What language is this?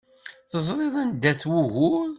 Kabyle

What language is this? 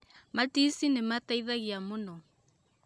Kikuyu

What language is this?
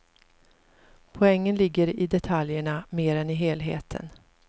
Swedish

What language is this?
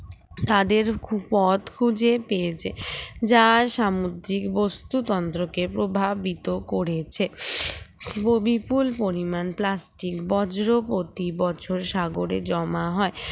Bangla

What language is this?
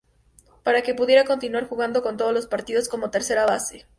Spanish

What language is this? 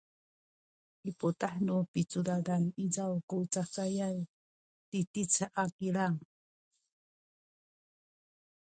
Sakizaya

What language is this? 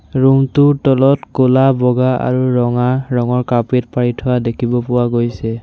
Assamese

